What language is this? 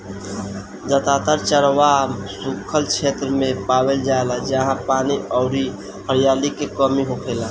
Bhojpuri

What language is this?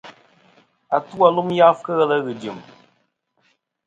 Kom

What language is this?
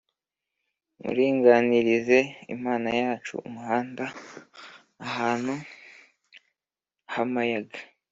Kinyarwanda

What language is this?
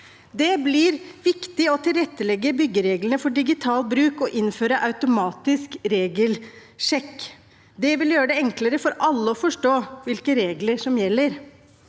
Norwegian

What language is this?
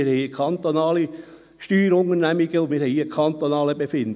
Swiss German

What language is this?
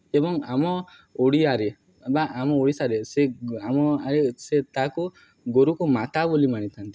Odia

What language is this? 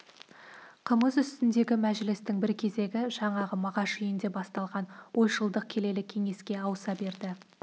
Kazakh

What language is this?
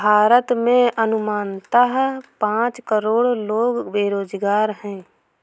Hindi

